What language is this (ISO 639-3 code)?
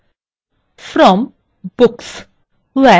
ben